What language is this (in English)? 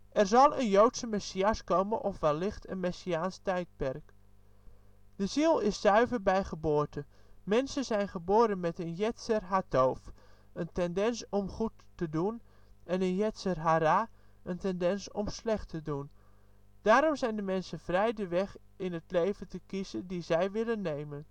Dutch